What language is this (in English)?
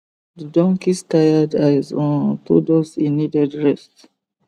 Nigerian Pidgin